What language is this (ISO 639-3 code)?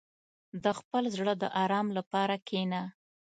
pus